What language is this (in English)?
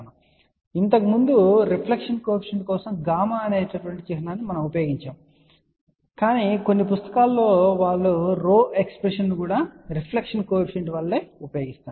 Telugu